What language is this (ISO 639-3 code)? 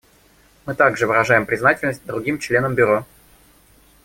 rus